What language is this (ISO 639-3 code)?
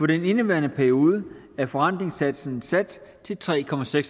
dan